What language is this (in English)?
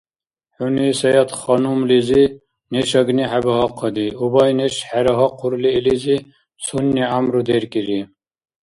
Dargwa